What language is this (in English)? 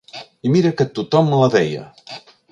Catalan